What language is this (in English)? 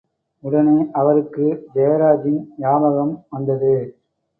Tamil